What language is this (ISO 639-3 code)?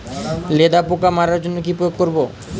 ben